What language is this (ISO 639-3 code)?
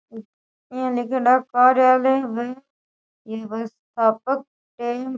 raj